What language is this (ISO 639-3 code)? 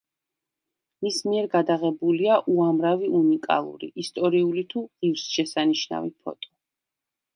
kat